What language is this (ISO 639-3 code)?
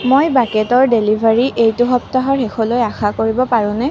asm